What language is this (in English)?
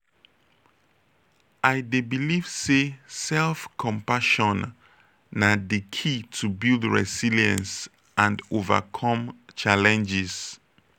Nigerian Pidgin